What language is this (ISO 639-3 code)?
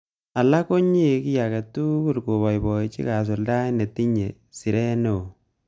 kln